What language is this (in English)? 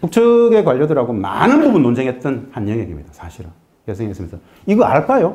Korean